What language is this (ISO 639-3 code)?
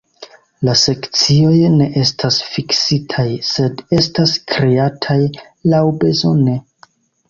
epo